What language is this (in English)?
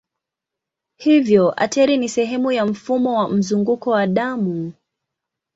Swahili